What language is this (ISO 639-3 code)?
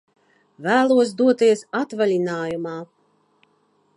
lav